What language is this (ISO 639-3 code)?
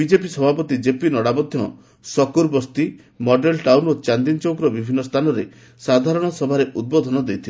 ori